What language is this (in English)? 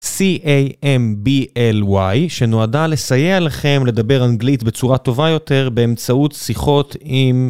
Hebrew